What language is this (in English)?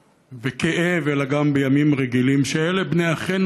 Hebrew